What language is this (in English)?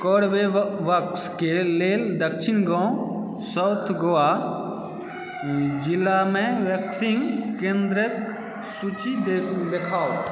Maithili